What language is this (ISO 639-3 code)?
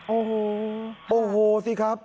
tha